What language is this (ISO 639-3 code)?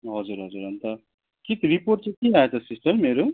nep